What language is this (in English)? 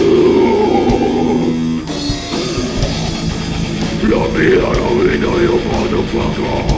English